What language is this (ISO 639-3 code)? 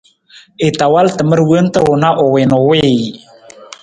nmz